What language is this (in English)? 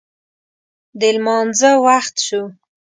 Pashto